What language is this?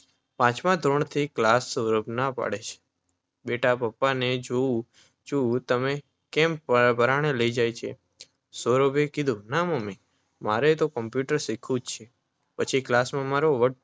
Gujarati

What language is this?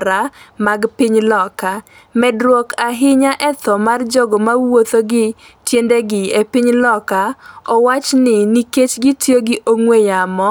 Luo (Kenya and Tanzania)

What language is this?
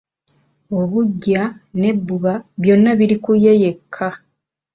Ganda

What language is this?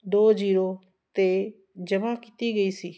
Punjabi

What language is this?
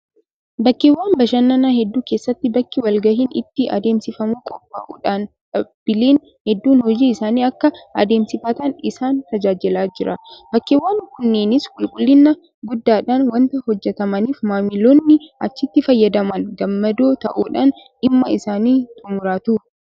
Oromo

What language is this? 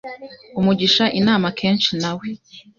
Kinyarwanda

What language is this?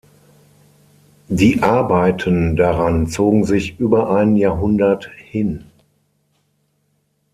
German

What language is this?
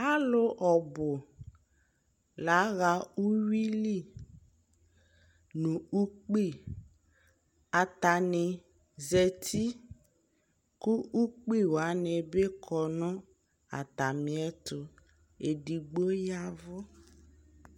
Ikposo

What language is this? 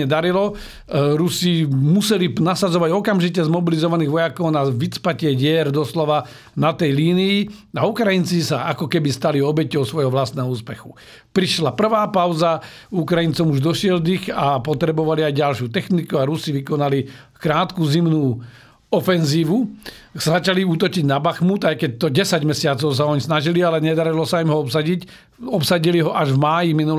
Slovak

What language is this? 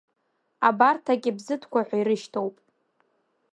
Abkhazian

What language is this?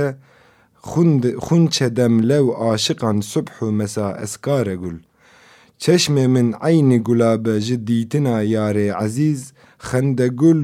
Turkish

